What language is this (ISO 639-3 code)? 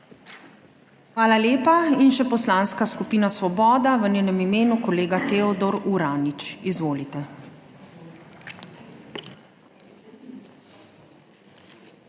slv